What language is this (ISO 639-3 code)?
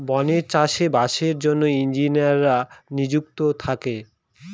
ben